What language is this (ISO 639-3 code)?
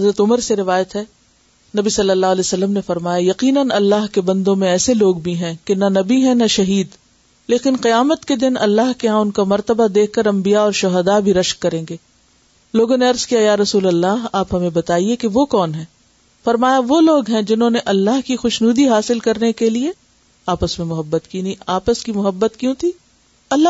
urd